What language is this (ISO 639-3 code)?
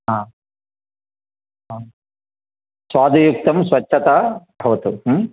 san